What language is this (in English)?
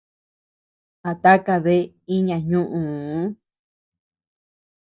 Tepeuxila Cuicatec